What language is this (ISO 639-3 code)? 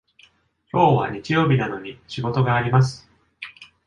jpn